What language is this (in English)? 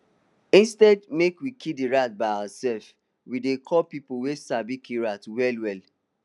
Nigerian Pidgin